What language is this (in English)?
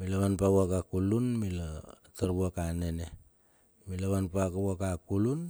Bilur